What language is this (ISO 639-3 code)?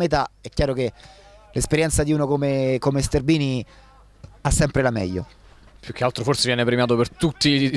ita